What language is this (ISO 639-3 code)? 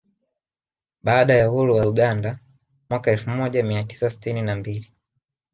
swa